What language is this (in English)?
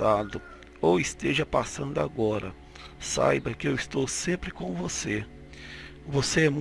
Portuguese